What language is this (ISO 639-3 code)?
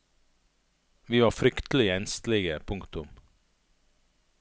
nor